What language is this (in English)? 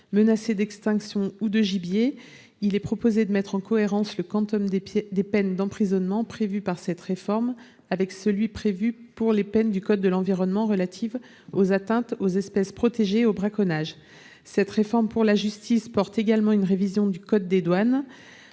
French